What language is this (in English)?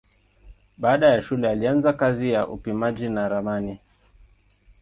Swahili